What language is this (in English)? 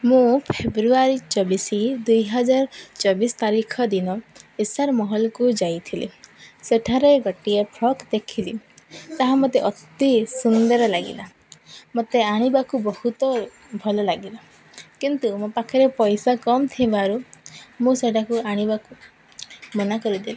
Odia